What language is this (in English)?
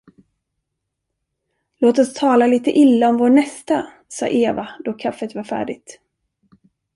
Swedish